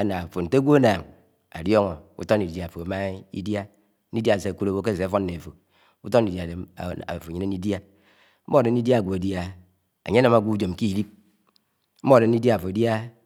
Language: Anaang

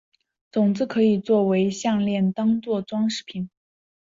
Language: Chinese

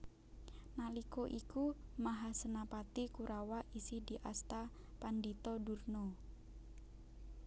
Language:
Javanese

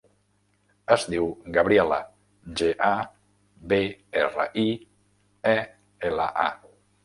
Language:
Catalan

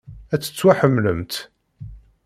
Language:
Kabyle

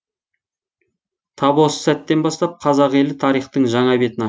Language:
Kazakh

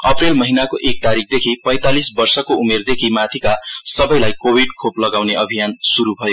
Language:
Nepali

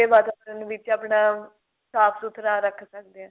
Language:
Punjabi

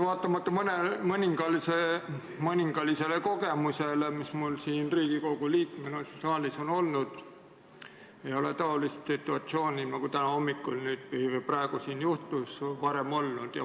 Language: Estonian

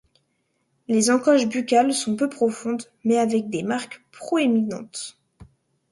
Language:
French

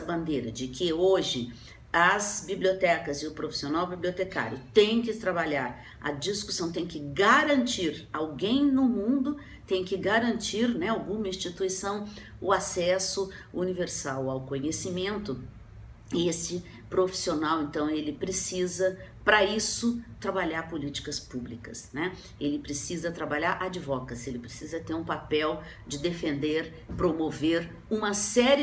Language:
Portuguese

